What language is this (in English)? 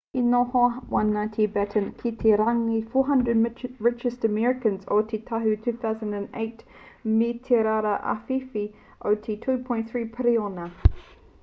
Māori